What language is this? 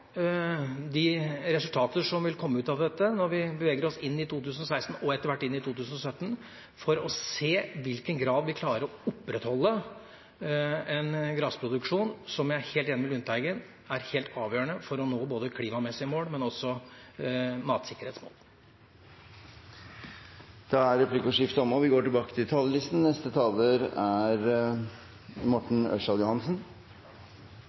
Norwegian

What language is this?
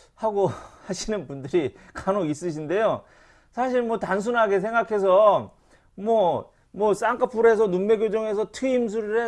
Korean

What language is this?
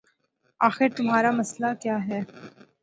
Urdu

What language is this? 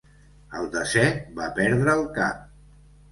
Catalan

